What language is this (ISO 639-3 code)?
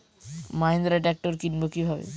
ben